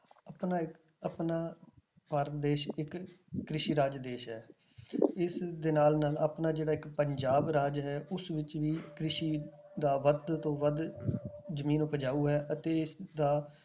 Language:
Punjabi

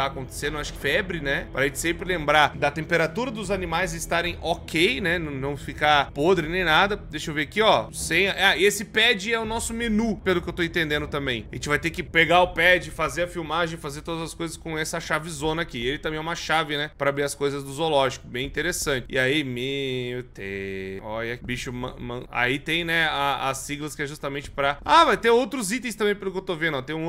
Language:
Portuguese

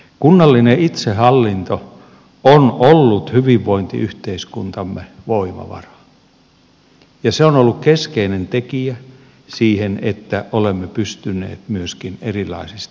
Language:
Finnish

